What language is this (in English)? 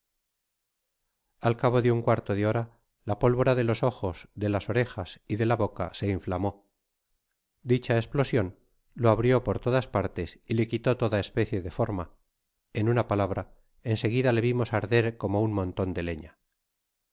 Spanish